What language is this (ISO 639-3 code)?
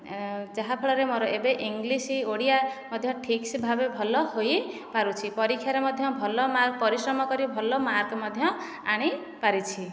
ori